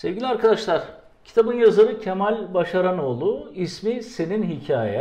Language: Turkish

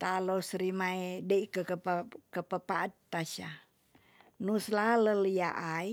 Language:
Tonsea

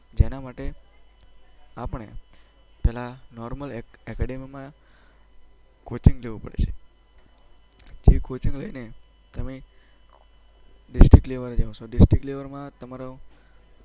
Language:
Gujarati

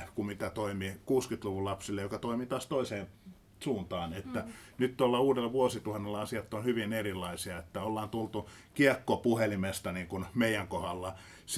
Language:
Finnish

